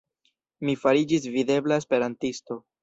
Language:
Esperanto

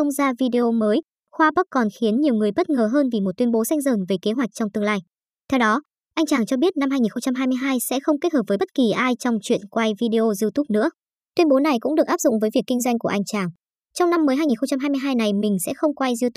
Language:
Vietnamese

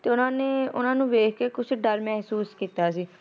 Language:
Punjabi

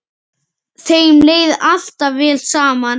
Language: Icelandic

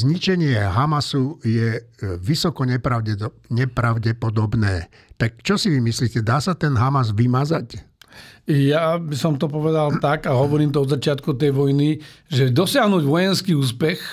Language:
Slovak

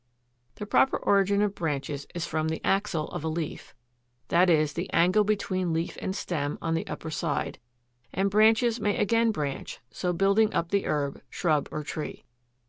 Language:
English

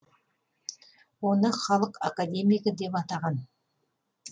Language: Kazakh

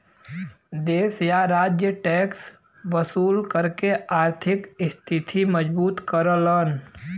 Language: Bhojpuri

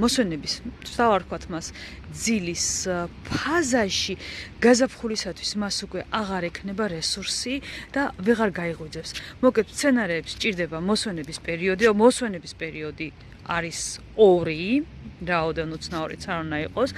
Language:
Georgian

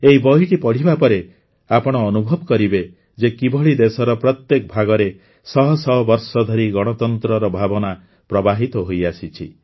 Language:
Odia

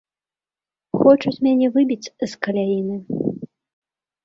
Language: Belarusian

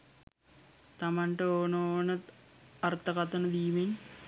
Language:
Sinhala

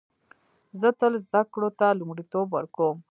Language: Pashto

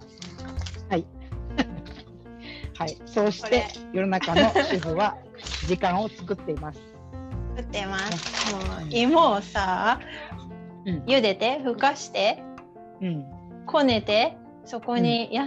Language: Japanese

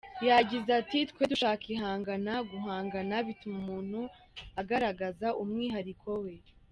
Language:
Kinyarwanda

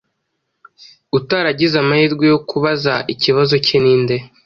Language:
Kinyarwanda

